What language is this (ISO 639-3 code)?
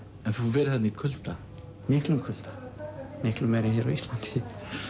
isl